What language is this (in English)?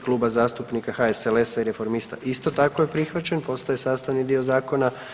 Croatian